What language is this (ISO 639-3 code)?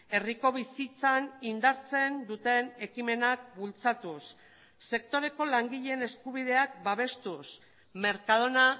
eus